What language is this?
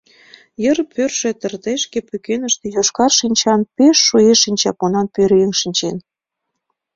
Mari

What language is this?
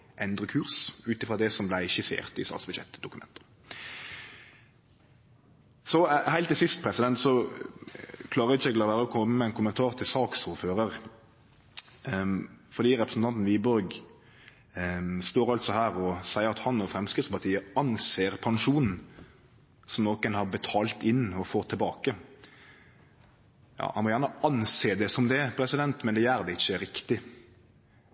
Norwegian Nynorsk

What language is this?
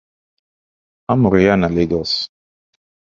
Igbo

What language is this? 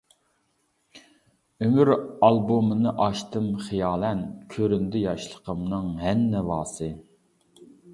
Uyghur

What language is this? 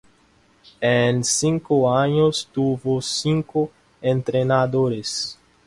Spanish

